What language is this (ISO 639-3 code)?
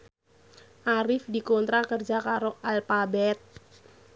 jav